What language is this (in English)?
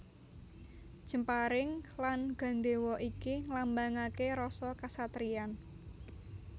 Javanese